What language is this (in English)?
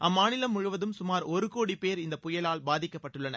Tamil